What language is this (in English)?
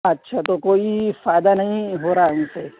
Urdu